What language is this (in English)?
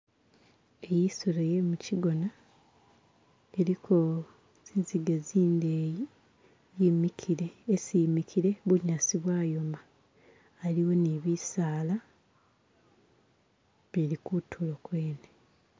Masaaba